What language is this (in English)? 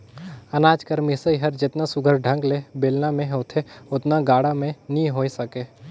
Chhattisgarhi